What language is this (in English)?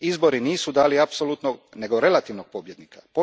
Croatian